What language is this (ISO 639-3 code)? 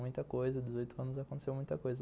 por